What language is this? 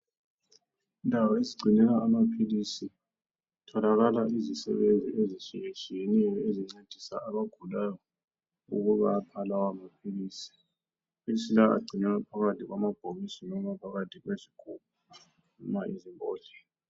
North Ndebele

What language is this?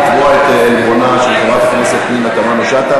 Hebrew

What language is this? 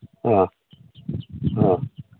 Manipuri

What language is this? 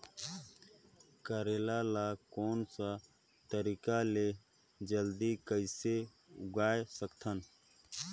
Chhattisgarhi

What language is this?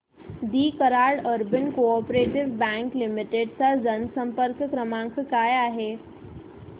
Marathi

